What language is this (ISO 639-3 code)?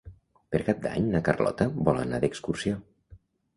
cat